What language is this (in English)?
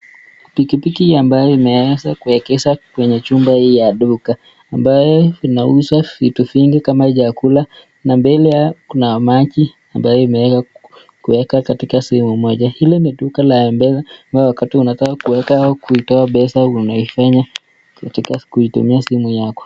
Swahili